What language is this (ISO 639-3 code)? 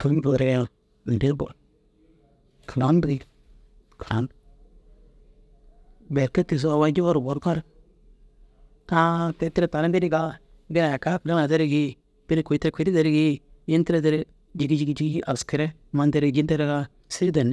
dzg